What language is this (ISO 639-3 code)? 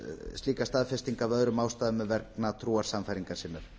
isl